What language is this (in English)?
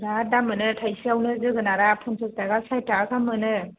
Bodo